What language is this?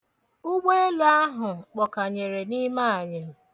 Igbo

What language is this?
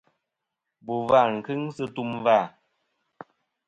Kom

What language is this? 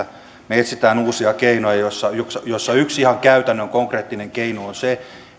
Finnish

